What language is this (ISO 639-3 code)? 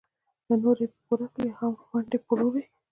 pus